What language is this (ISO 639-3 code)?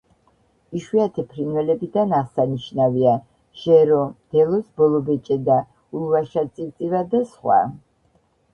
kat